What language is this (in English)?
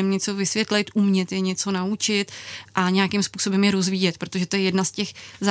Czech